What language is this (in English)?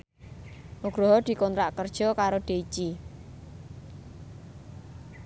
Javanese